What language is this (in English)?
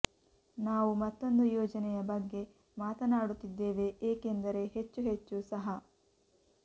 Kannada